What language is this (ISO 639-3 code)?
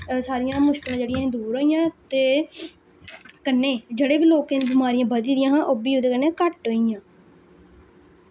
doi